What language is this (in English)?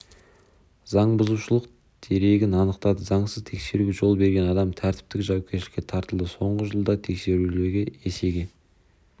Kazakh